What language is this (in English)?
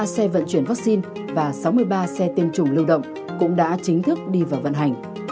Vietnamese